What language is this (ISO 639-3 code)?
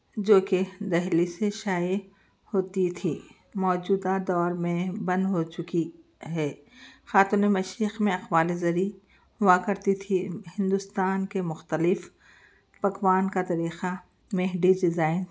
urd